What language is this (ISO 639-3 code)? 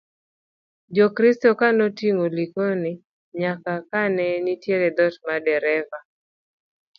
luo